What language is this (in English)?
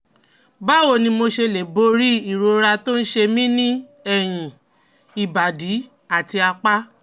Yoruba